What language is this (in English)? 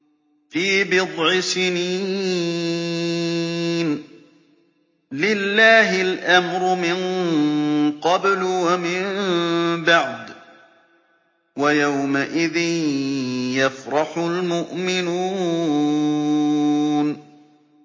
Arabic